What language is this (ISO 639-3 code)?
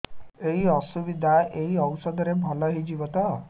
ori